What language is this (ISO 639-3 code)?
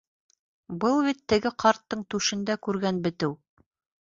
bak